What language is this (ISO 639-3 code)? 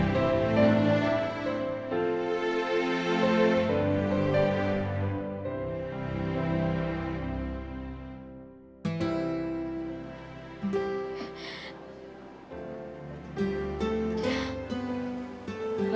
ind